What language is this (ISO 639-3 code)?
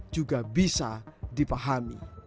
ind